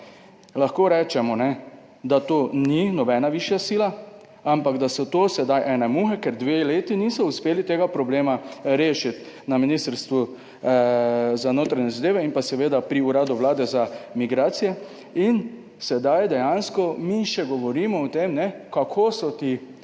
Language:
Slovenian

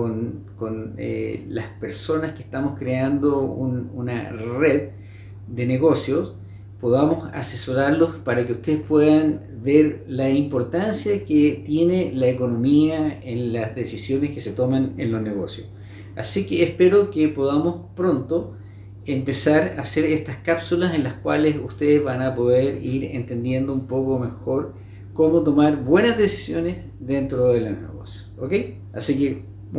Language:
Spanish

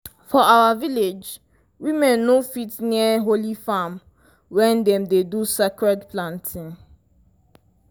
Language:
Nigerian Pidgin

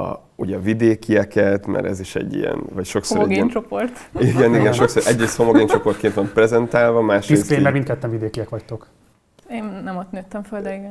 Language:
Hungarian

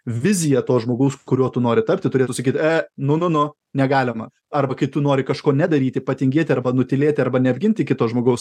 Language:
Lithuanian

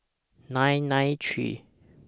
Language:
English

